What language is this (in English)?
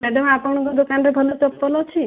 Odia